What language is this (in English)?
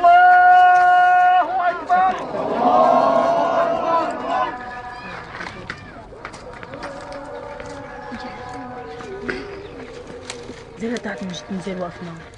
Arabic